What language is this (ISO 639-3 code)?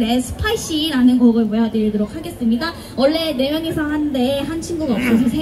kor